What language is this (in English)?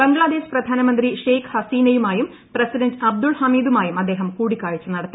Malayalam